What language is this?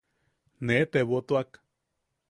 Yaqui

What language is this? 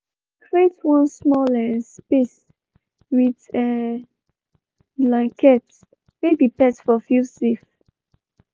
Nigerian Pidgin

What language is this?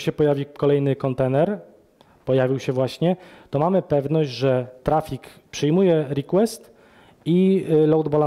Polish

